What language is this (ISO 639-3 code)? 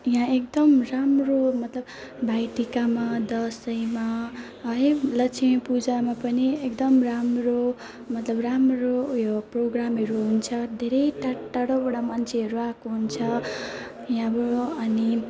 nep